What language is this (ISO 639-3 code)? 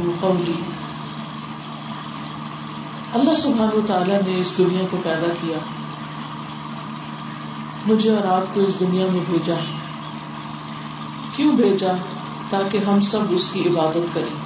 urd